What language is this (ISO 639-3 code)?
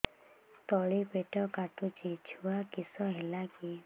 ori